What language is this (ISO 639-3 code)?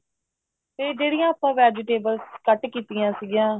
pan